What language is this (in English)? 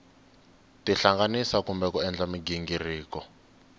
Tsonga